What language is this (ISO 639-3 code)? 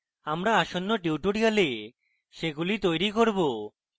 ben